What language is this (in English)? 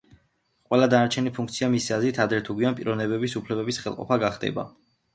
Georgian